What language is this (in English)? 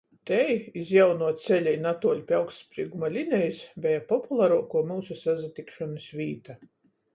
Latgalian